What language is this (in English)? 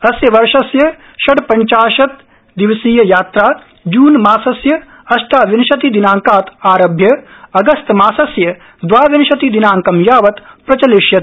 Sanskrit